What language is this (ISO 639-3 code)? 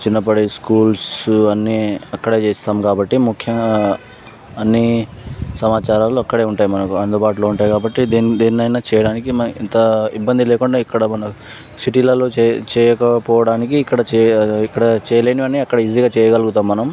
tel